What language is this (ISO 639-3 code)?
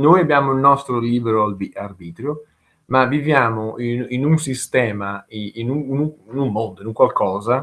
ita